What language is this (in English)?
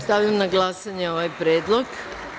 Serbian